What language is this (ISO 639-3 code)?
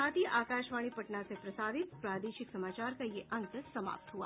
hin